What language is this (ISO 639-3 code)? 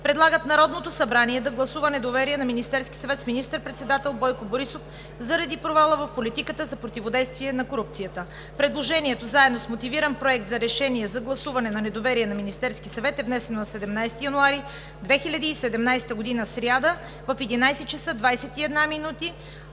bul